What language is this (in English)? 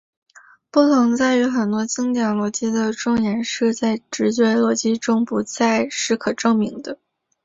Chinese